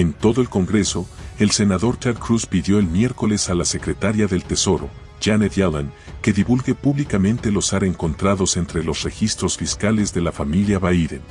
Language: Spanish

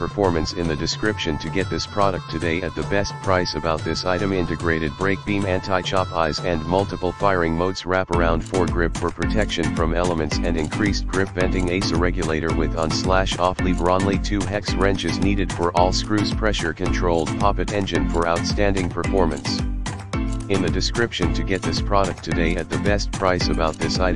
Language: English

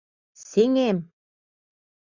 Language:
Mari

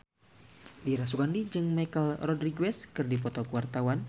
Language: Sundanese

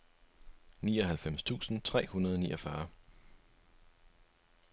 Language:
Danish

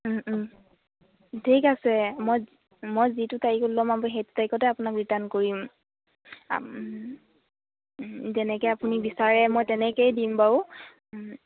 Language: Assamese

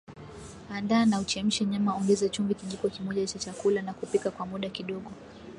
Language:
Swahili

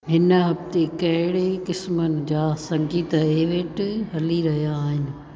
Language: Sindhi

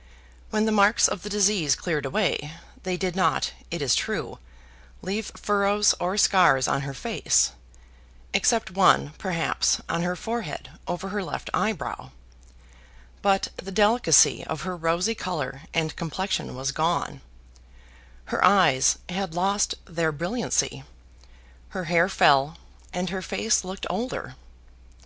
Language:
English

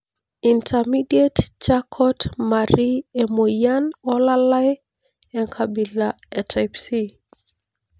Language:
Masai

